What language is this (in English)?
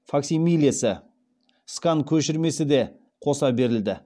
Kazakh